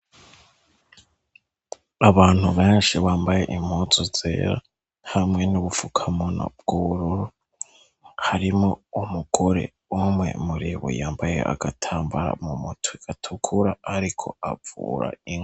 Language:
Rundi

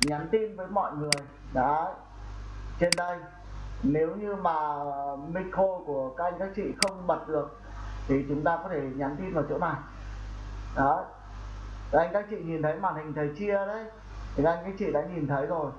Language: Vietnamese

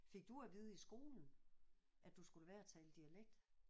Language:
Danish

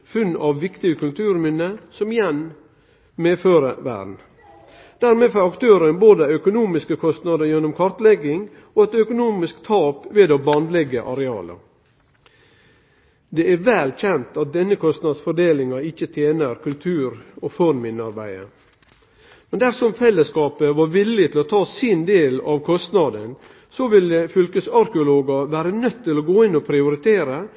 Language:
Norwegian Nynorsk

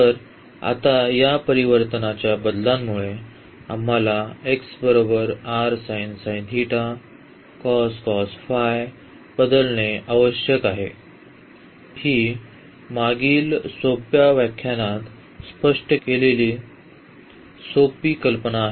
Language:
Marathi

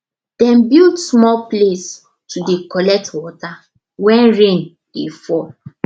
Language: Nigerian Pidgin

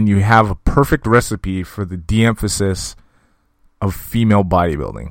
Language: English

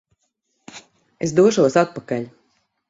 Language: Latvian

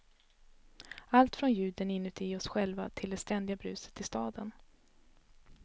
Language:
Swedish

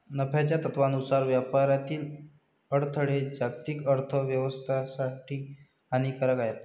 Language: Marathi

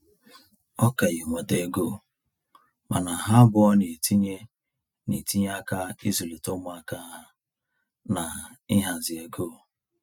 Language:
Igbo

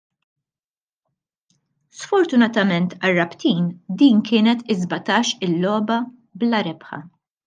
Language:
Maltese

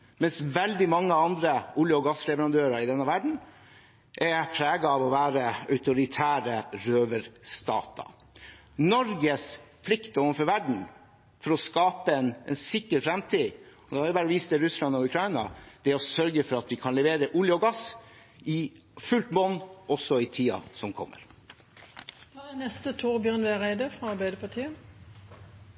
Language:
Norwegian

